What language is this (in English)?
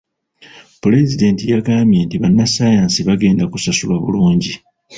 Ganda